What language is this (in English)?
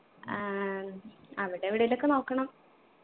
Malayalam